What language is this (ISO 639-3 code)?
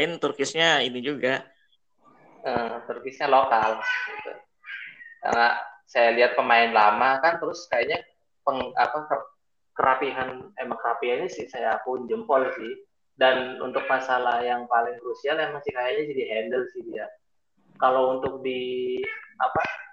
ind